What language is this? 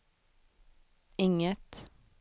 Swedish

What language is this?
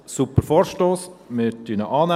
Swiss German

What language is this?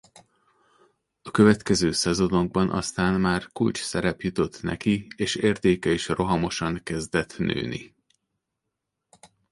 Hungarian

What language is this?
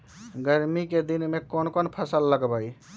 Magahi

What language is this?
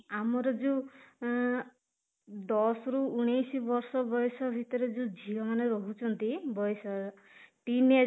Odia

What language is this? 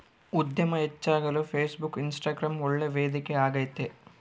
Kannada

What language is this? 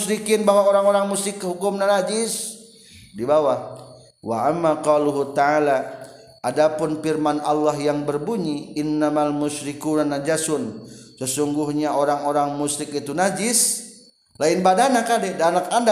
Indonesian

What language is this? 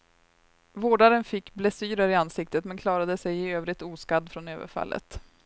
Swedish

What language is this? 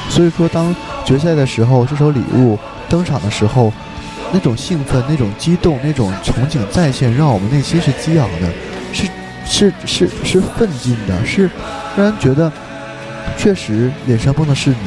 Chinese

